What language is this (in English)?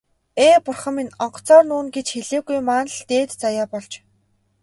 Mongolian